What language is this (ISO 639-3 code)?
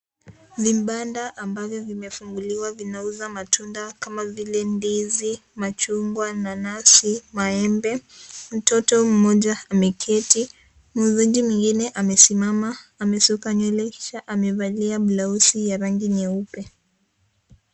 swa